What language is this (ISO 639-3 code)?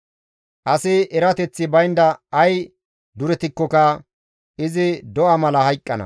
gmv